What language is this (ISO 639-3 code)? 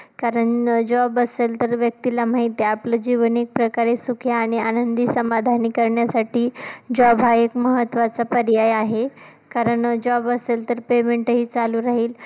mar